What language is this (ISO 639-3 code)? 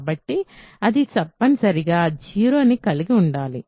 tel